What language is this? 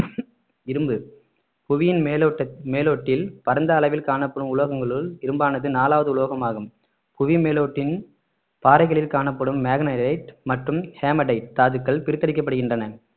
Tamil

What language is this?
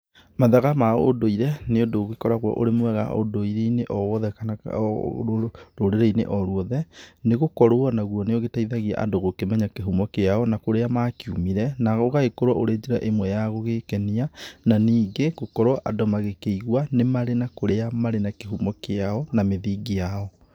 Kikuyu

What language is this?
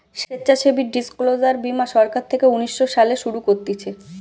Bangla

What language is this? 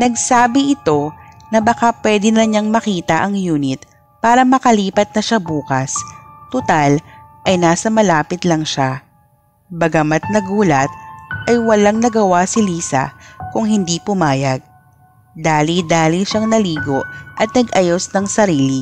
Filipino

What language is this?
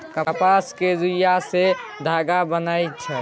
Maithili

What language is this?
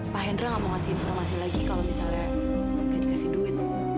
Indonesian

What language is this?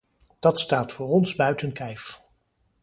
Dutch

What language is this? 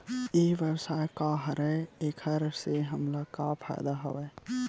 Chhattisgarhi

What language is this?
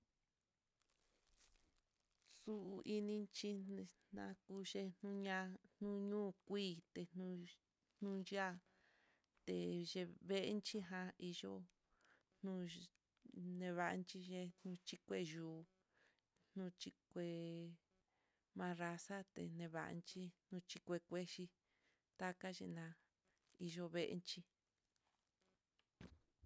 Mitlatongo Mixtec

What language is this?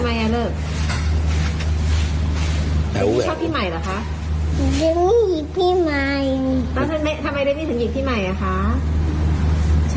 Thai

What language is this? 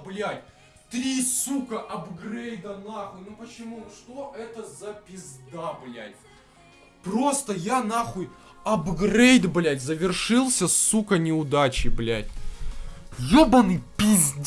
Russian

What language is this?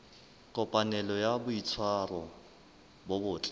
Southern Sotho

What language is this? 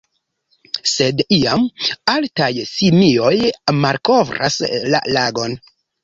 Esperanto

